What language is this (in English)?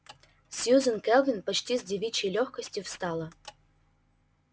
Russian